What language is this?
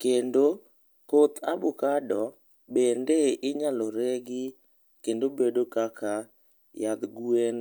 Luo (Kenya and Tanzania)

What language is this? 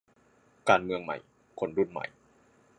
Thai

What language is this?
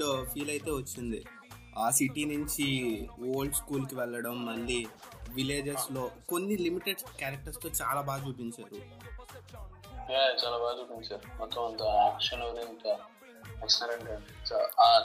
Telugu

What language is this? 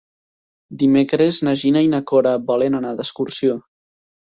Catalan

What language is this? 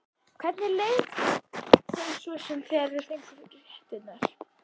Icelandic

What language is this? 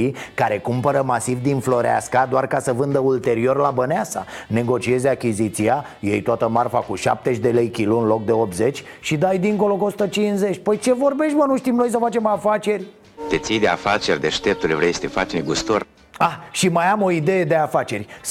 Romanian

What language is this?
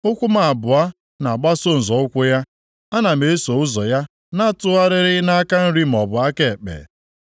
Igbo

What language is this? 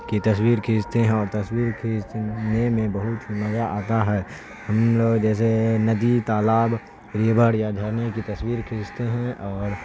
Urdu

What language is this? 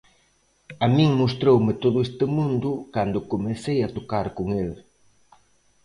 Galician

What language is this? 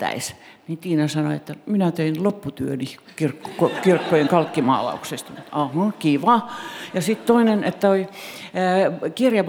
Finnish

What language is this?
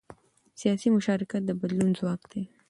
Pashto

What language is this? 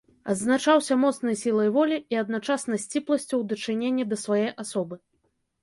Belarusian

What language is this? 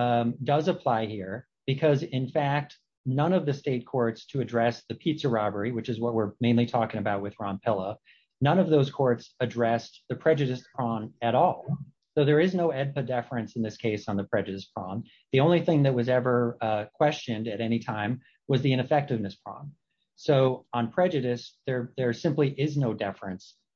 English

